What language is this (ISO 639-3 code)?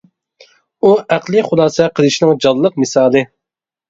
uig